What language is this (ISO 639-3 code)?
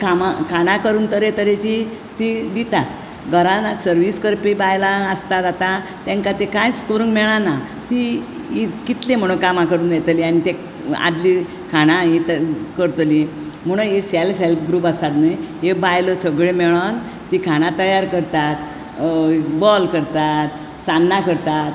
kok